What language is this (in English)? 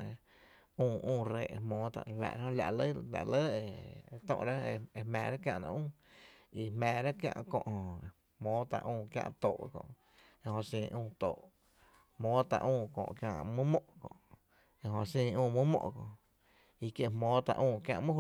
Tepinapa Chinantec